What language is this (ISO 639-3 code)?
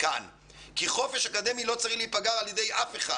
heb